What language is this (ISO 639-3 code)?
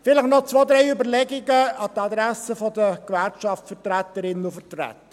gsw